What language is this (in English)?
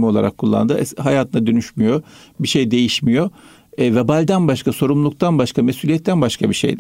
Turkish